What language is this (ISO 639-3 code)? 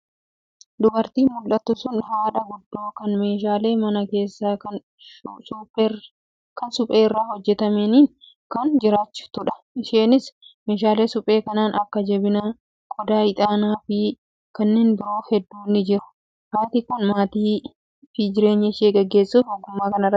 orm